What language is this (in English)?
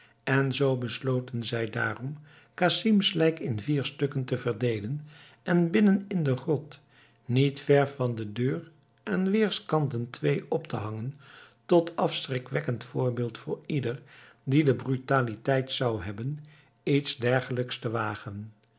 Dutch